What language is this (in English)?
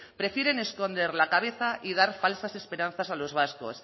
Spanish